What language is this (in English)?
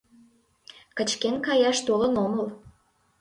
Mari